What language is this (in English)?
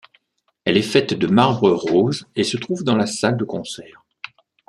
French